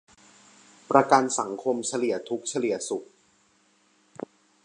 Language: Thai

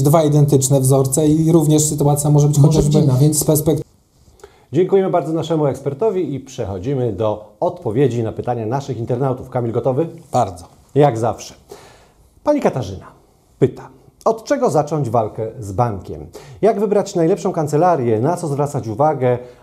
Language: Polish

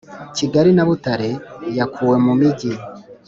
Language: Kinyarwanda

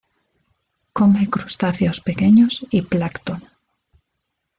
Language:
Spanish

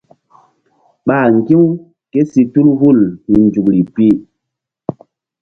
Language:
Mbum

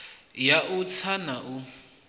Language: Venda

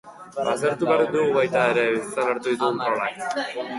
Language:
Basque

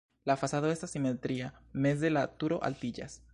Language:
Esperanto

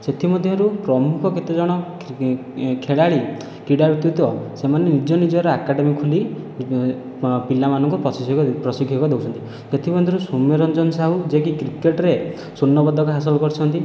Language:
Odia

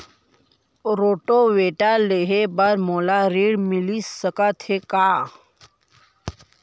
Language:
Chhattisgarhi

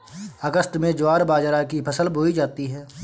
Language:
Hindi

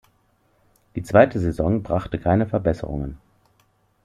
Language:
German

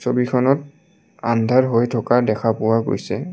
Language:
Assamese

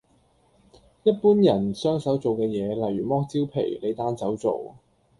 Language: Cantonese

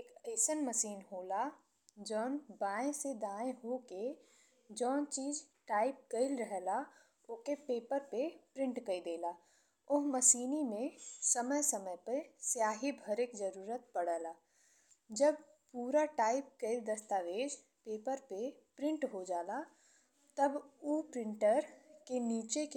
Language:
Bhojpuri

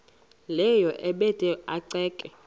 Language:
Xhosa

